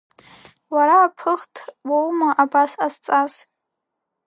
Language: Abkhazian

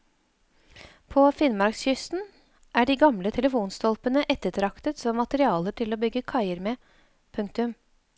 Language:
Norwegian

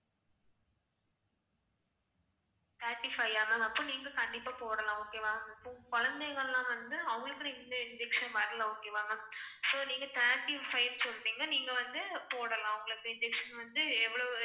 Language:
Tamil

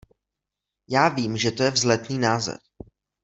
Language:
Czech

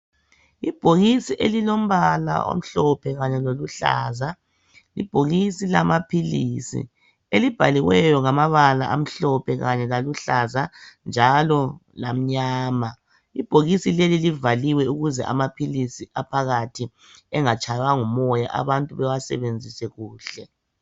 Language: North Ndebele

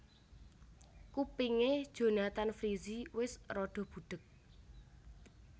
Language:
Javanese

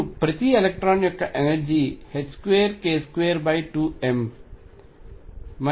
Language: Telugu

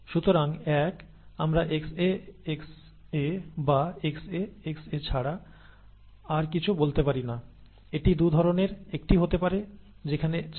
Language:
Bangla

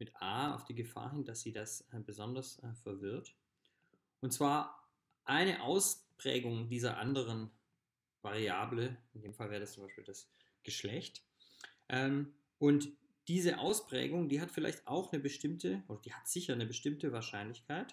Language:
German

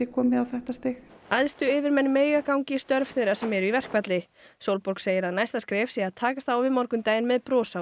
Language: Icelandic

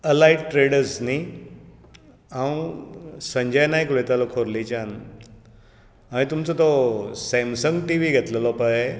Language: Konkani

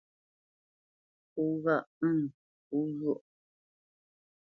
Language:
Bamenyam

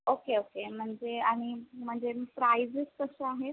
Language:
Marathi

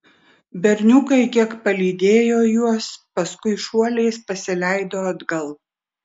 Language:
Lithuanian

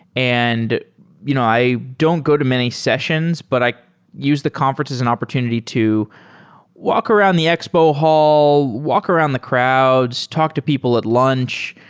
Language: English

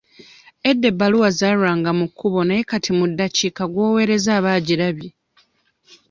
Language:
Ganda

